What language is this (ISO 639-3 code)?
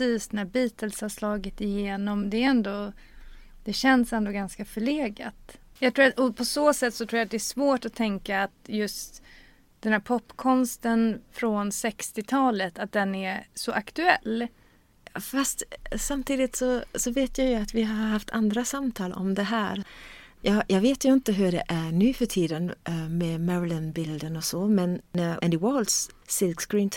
swe